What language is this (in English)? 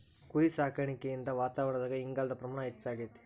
Kannada